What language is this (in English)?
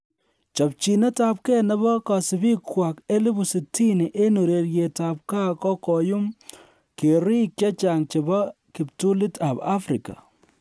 Kalenjin